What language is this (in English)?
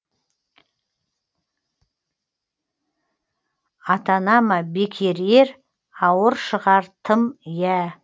Kazakh